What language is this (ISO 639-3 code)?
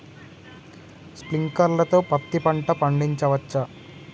tel